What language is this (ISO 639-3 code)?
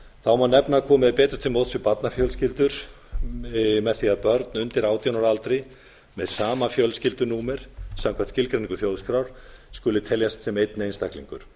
isl